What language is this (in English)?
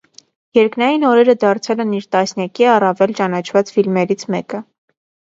Armenian